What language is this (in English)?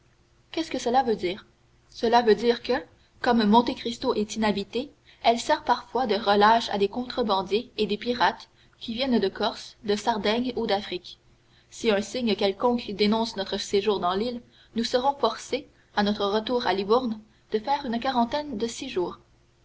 French